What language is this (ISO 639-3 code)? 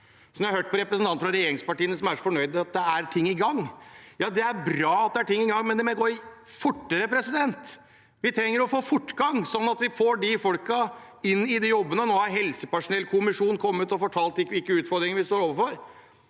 nor